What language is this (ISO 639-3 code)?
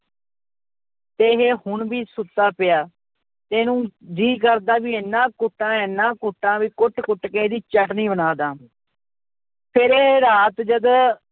pan